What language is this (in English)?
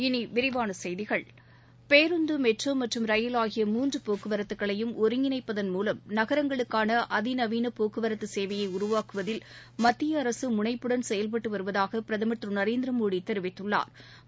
Tamil